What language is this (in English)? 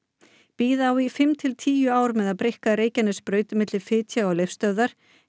Icelandic